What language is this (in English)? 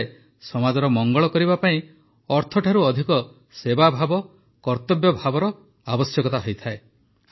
Odia